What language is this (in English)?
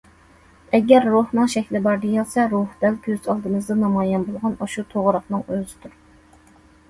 Uyghur